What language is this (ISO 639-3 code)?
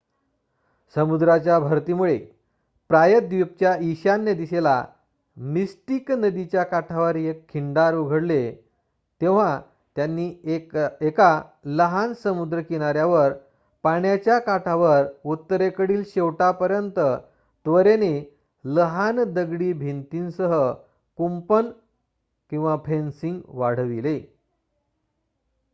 mar